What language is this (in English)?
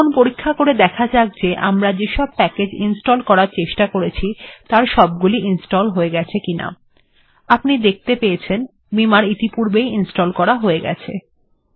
Bangla